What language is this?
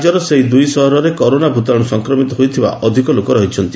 Odia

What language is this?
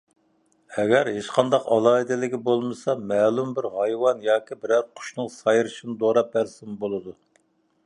Uyghur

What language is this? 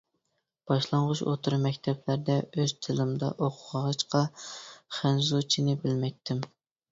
Uyghur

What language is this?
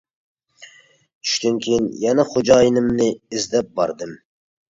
Uyghur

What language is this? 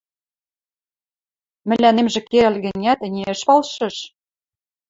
Western Mari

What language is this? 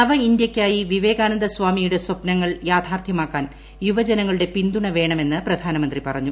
Malayalam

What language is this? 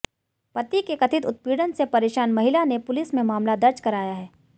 Hindi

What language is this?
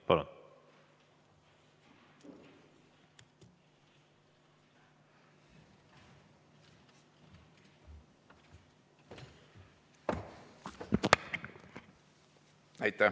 Estonian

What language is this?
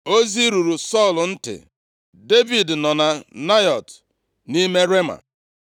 Igbo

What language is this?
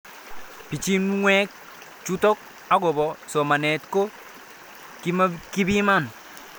Kalenjin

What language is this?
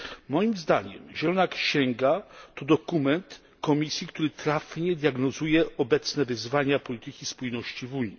Polish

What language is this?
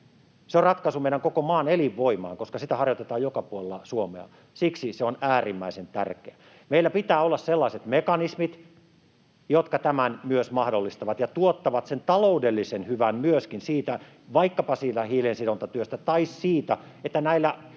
Finnish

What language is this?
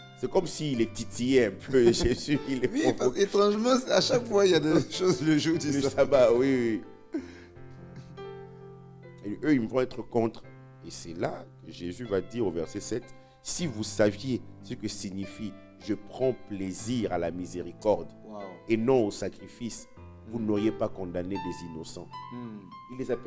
French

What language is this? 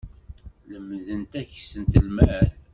Kabyle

